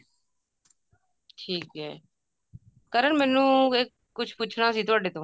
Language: Punjabi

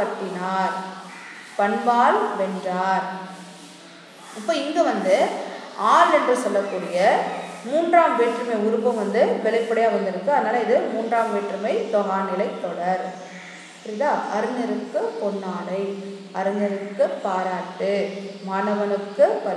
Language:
Hindi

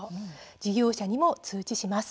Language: Japanese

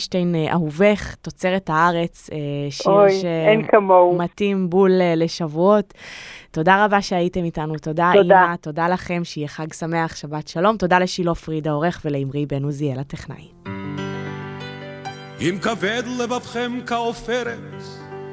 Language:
Hebrew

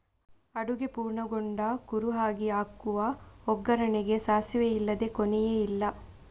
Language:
Kannada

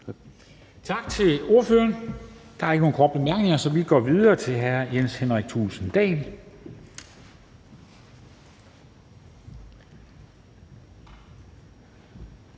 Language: Danish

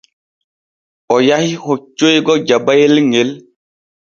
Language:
Borgu Fulfulde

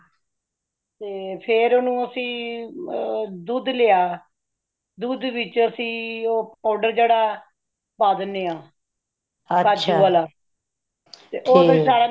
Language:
Punjabi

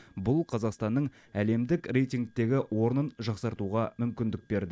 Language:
Kazakh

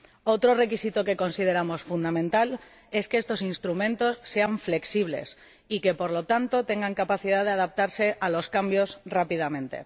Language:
Spanish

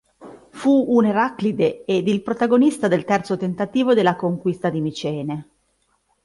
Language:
Italian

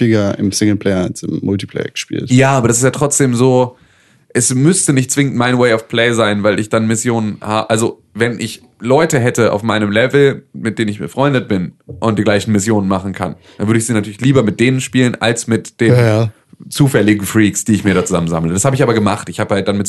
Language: German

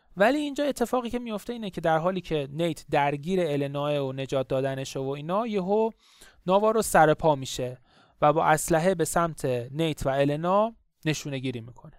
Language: Persian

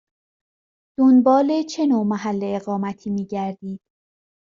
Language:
Persian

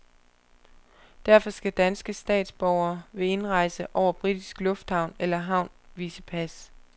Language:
Danish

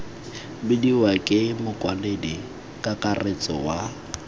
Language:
Tswana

